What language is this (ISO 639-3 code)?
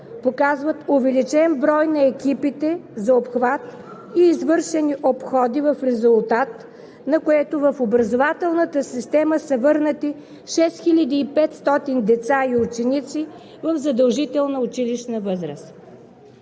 bul